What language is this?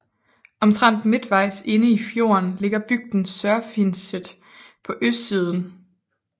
Danish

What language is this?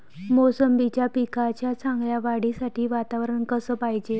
Marathi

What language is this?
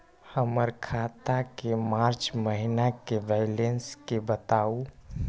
Magahi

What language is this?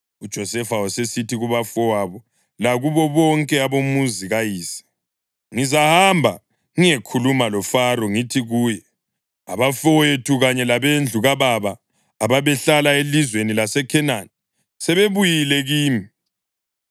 North Ndebele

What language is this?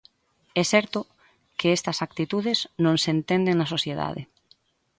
Galician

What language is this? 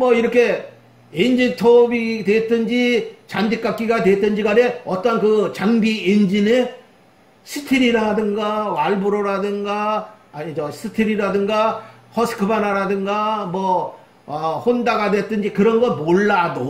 Korean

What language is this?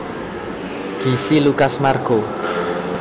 Javanese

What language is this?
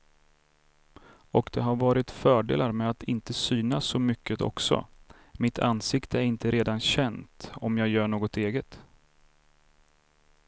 Swedish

